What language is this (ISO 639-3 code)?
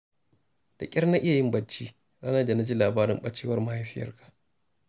hau